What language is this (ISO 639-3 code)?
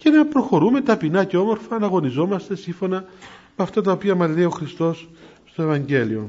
ell